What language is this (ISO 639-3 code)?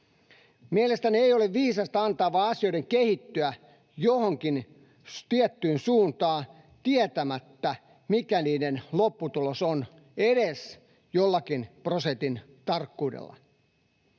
fin